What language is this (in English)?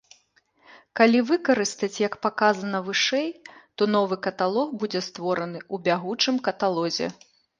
Belarusian